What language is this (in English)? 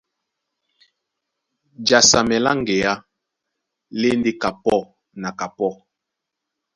Duala